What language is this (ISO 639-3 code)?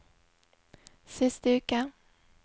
nor